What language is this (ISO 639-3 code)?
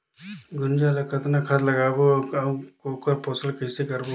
hne